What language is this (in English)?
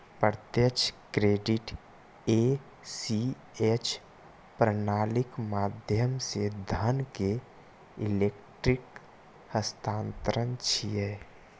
Maithili